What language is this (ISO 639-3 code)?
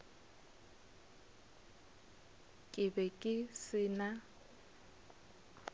nso